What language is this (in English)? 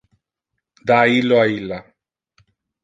Interlingua